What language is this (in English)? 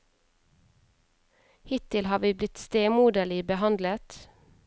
Norwegian